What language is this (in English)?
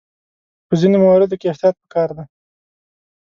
Pashto